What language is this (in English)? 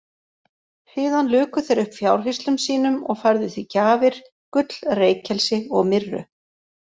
Icelandic